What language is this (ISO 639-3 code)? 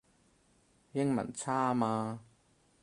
yue